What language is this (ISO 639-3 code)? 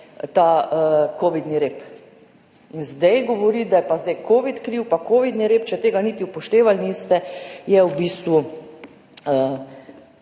slv